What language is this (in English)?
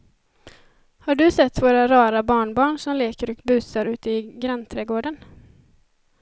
Swedish